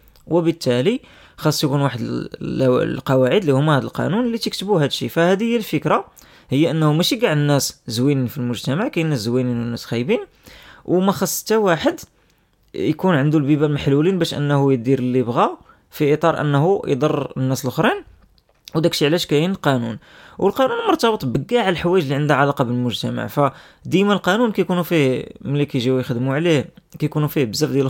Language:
Arabic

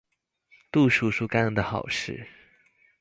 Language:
Chinese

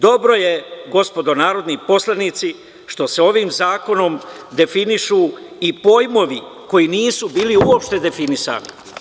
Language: Serbian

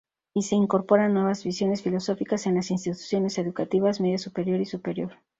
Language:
Spanish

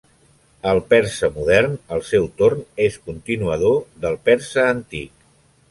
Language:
Catalan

